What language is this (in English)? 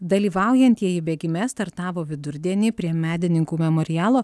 Lithuanian